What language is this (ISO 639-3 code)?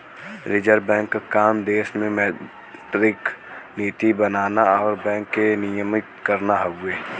bho